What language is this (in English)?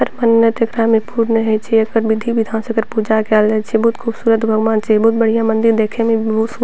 Maithili